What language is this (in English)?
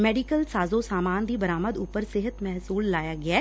Punjabi